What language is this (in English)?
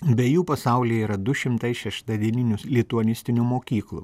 Lithuanian